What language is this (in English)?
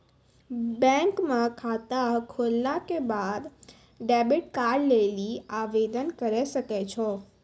Maithili